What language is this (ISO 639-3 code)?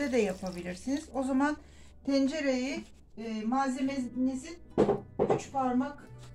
tur